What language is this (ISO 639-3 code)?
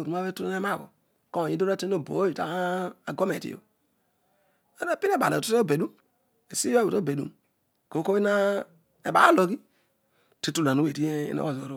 odu